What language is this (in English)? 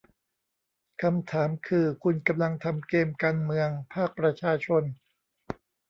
Thai